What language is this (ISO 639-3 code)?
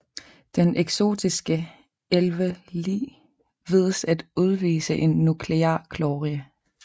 dan